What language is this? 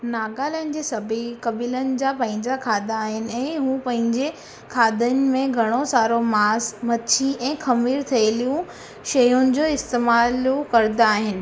Sindhi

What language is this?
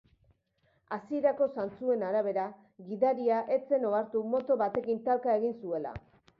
Basque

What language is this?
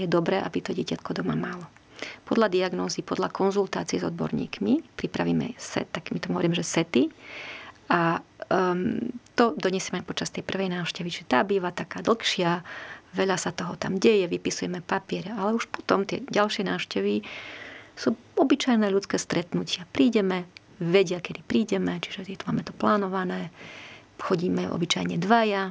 Slovak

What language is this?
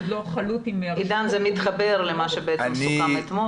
Hebrew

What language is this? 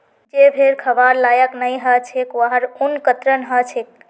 Magahi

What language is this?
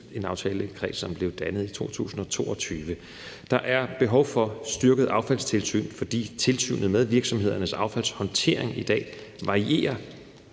Danish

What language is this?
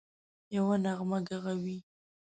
Pashto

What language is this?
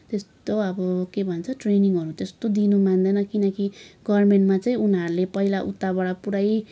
Nepali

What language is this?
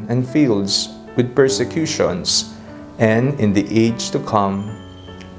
Filipino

